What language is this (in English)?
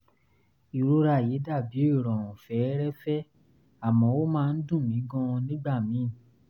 Yoruba